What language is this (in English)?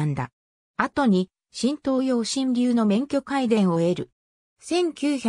Japanese